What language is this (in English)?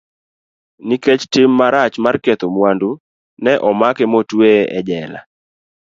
Luo (Kenya and Tanzania)